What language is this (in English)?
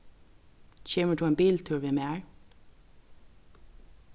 Faroese